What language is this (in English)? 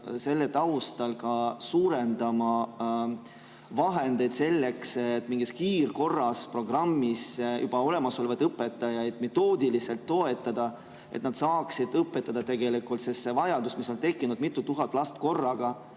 Estonian